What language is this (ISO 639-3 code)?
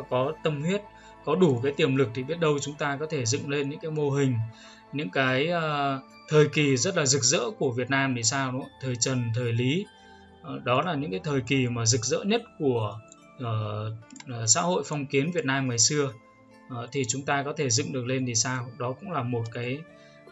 vie